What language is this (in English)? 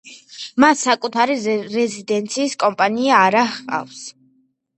Georgian